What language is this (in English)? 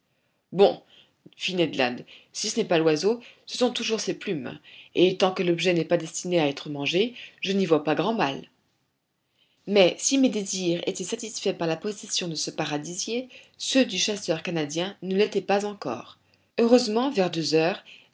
French